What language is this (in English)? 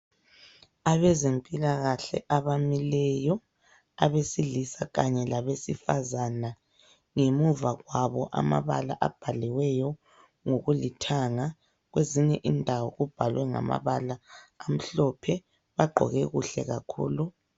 North Ndebele